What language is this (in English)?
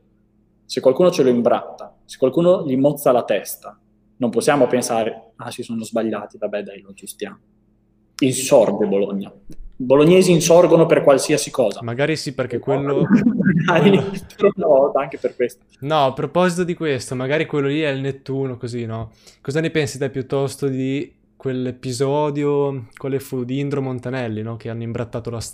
Italian